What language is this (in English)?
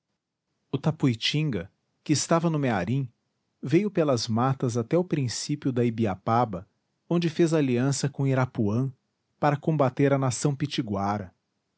Portuguese